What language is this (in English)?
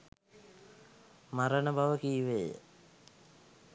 Sinhala